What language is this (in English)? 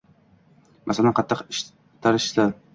Uzbek